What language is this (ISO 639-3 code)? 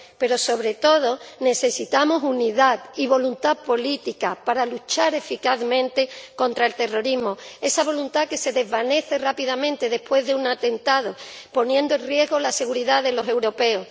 spa